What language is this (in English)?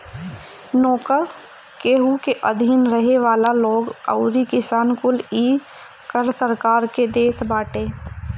Bhojpuri